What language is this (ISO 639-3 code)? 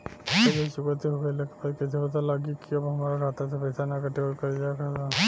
bho